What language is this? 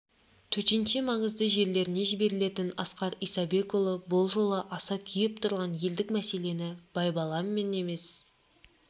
Kazakh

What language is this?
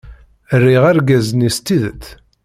Kabyle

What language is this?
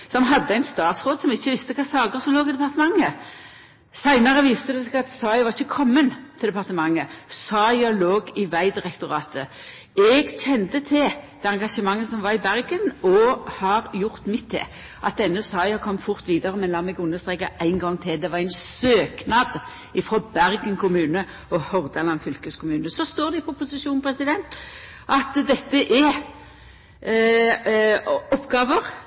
Norwegian Nynorsk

